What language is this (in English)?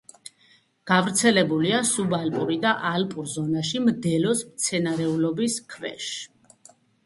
Georgian